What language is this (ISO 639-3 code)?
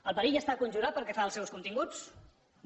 cat